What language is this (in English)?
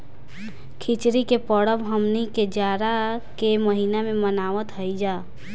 Bhojpuri